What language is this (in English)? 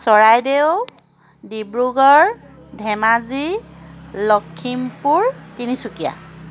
Assamese